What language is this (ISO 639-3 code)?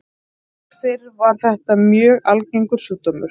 isl